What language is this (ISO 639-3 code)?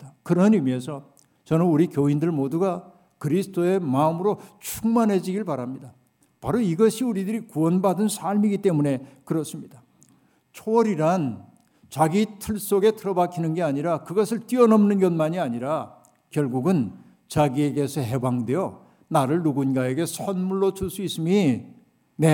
kor